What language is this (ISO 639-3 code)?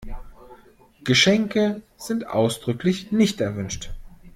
deu